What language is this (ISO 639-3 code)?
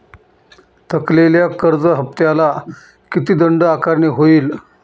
mar